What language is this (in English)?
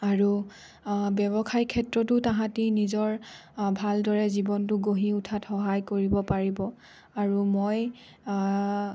Assamese